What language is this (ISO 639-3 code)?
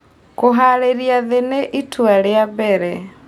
kik